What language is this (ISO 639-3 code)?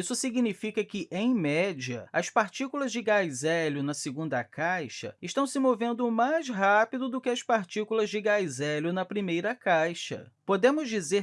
por